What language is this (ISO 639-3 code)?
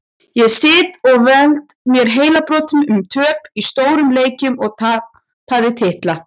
isl